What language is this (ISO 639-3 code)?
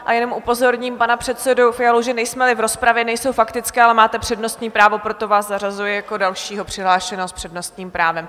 ces